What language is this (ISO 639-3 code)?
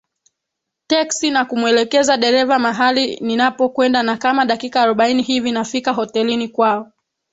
swa